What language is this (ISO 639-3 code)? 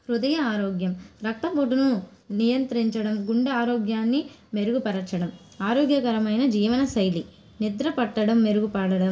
tel